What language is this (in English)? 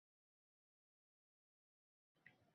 Uzbek